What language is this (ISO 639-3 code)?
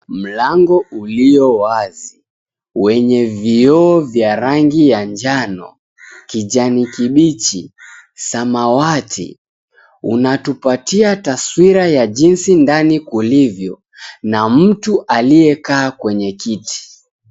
swa